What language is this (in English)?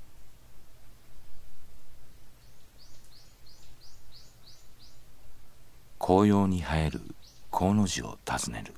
Japanese